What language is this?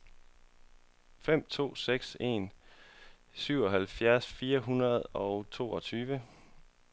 Danish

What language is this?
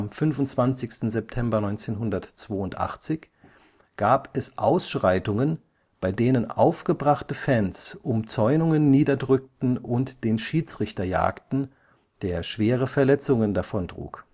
German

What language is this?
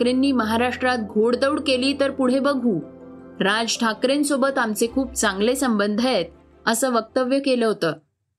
Marathi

